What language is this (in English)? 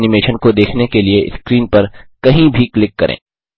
Hindi